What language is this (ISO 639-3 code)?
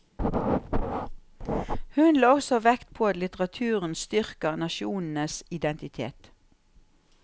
nor